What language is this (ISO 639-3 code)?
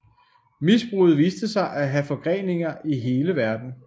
dan